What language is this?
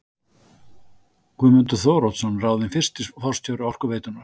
Icelandic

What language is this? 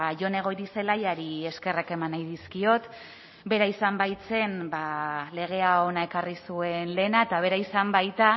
Basque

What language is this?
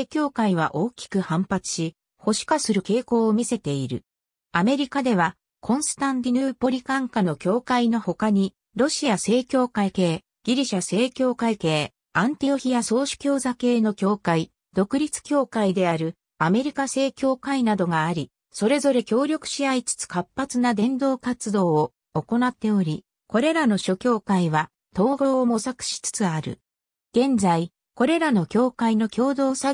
Japanese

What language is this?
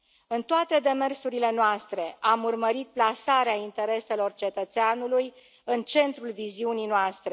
Romanian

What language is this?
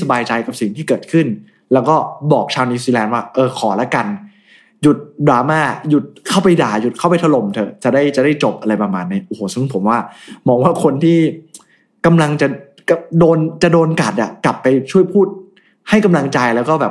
Thai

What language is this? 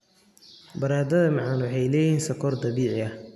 Somali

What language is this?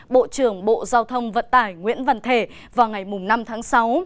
Vietnamese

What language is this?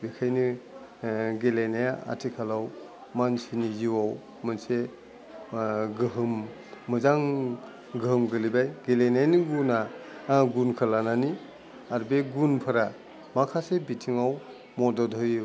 Bodo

